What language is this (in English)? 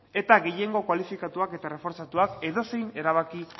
Basque